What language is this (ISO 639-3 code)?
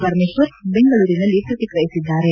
kan